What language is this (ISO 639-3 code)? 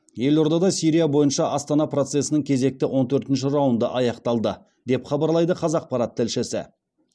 kaz